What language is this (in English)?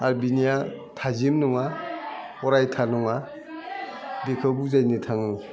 Bodo